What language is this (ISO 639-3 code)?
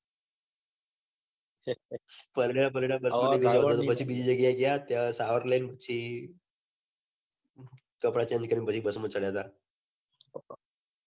guj